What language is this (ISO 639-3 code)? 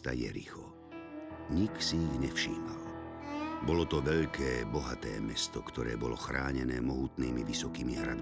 slk